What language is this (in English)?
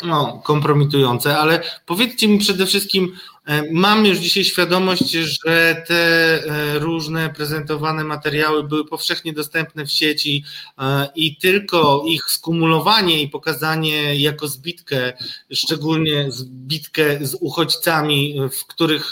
Polish